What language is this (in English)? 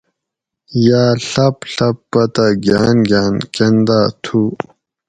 Gawri